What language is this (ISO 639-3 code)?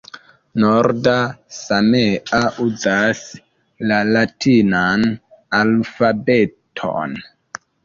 epo